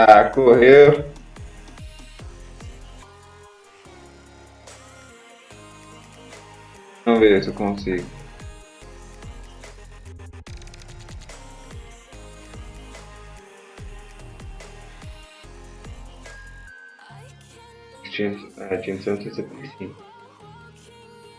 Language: Portuguese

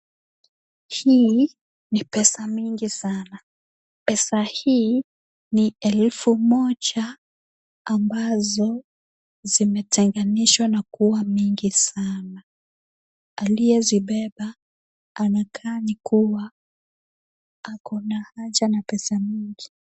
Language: Swahili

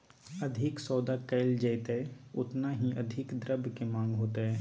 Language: Magahi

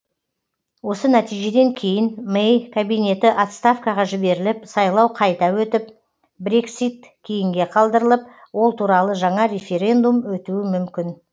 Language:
Kazakh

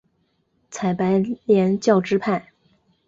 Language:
Chinese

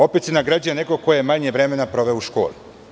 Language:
Serbian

